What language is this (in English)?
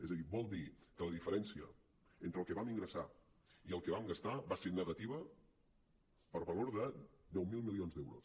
Catalan